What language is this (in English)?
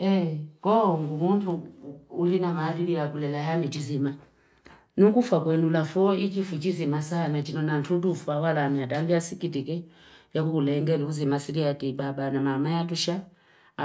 Fipa